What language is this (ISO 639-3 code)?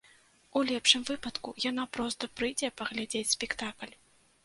bel